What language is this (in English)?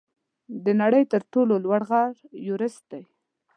Pashto